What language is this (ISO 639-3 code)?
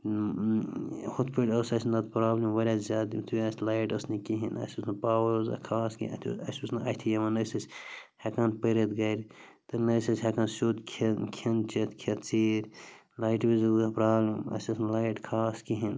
kas